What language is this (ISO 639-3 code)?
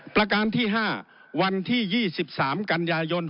tha